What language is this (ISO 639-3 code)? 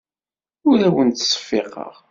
kab